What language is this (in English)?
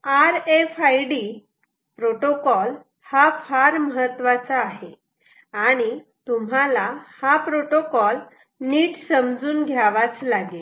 Marathi